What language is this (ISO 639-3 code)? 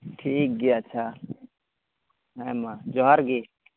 sat